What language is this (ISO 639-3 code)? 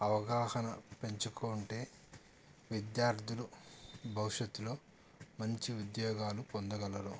tel